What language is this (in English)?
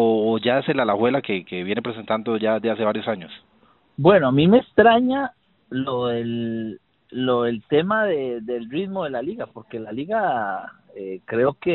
Spanish